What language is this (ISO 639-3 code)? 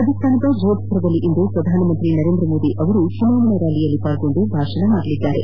kan